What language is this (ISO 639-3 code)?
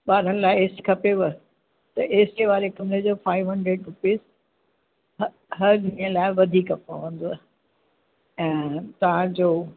snd